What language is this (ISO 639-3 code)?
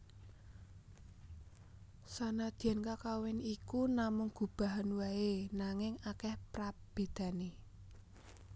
jav